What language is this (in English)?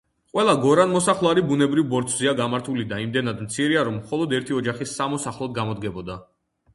Georgian